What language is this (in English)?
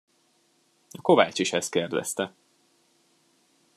Hungarian